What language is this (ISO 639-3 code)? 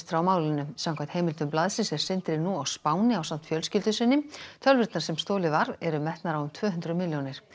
isl